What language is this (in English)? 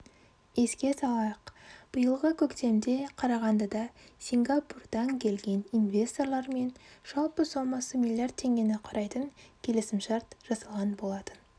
Kazakh